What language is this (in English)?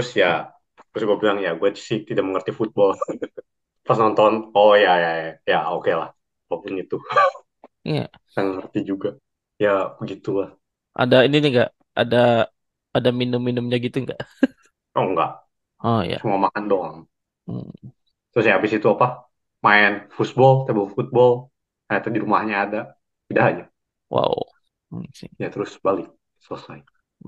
Indonesian